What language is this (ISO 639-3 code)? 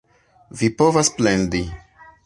epo